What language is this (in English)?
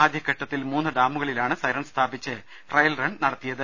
Malayalam